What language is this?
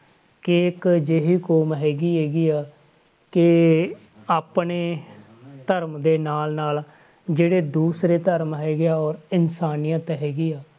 Punjabi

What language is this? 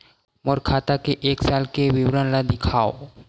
Chhattisgarhi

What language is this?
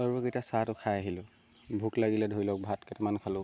Assamese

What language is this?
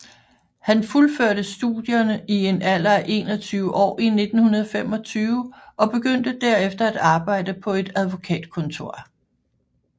Danish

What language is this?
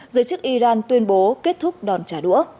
Vietnamese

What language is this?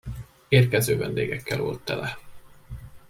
Hungarian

